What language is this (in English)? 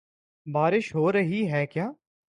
Urdu